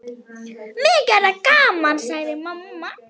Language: Icelandic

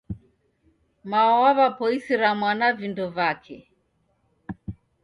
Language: Taita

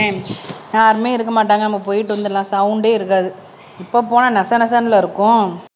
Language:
Tamil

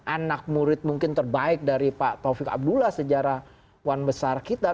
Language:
Indonesian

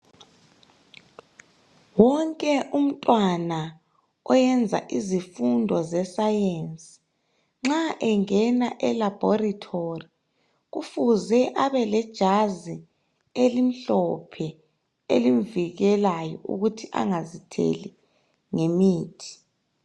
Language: North Ndebele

